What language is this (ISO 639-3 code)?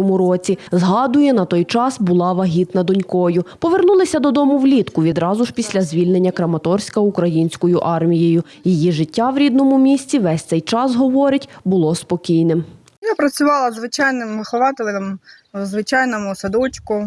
ukr